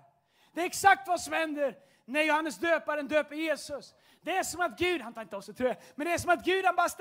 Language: Swedish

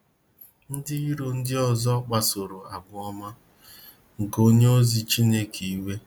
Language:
Igbo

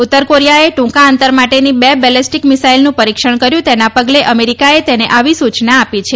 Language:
Gujarati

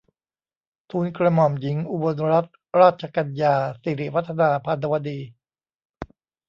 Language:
Thai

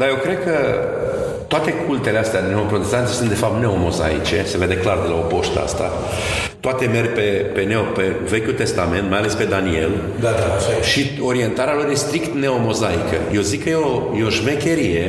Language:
Romanian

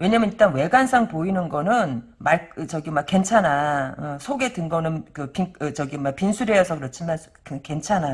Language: Korean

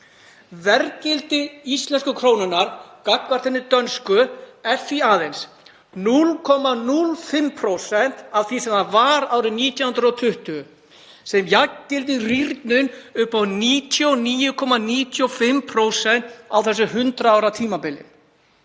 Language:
Icelandic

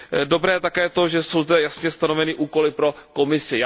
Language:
Czech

